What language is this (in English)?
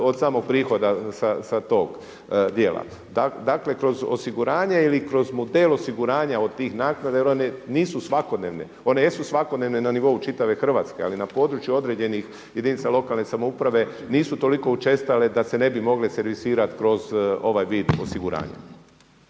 Croatian